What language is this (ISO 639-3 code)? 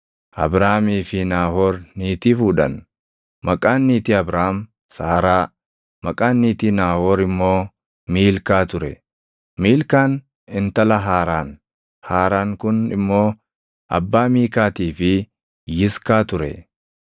orm